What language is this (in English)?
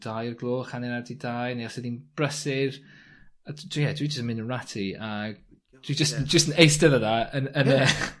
Welsh